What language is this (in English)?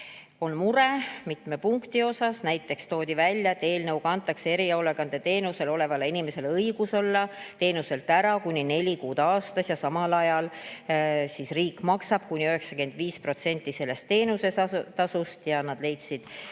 Estonian